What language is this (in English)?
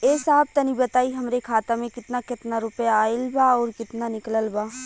Bhojpuri